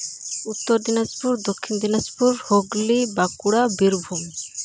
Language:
Santali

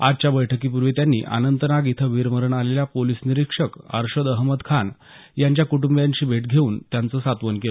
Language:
Marathi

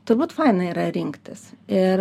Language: Lithuanian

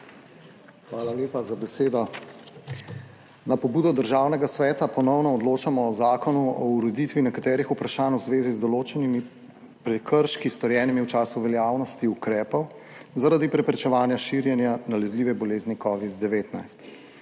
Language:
Slovenian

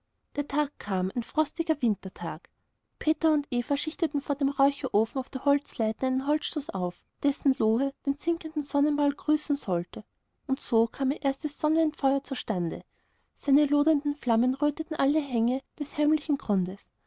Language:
German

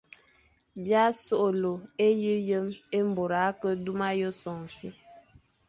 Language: Fang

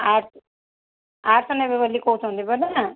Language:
Odia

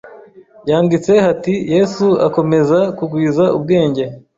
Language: Kinyarwanda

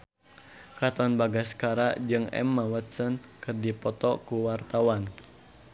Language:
Sundanese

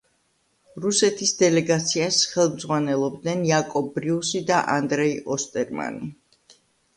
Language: Georgian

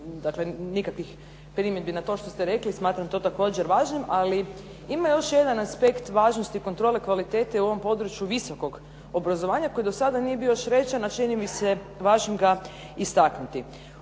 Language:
Croatian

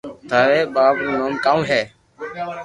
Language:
Loarki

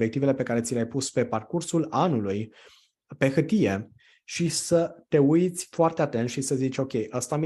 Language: Romanian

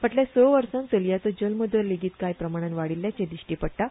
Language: Konkani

